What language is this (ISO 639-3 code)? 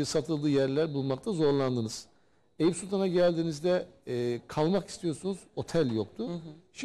tur